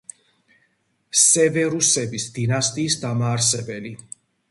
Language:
Georgian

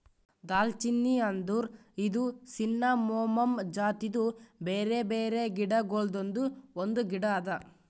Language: Kannada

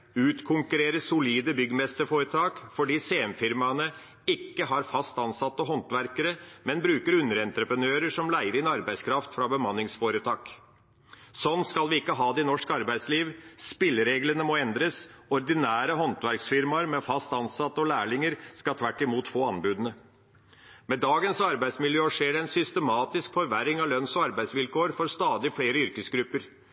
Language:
Norwegian Bokmål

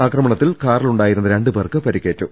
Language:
Malayalam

